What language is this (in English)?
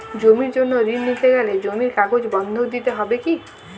Bangla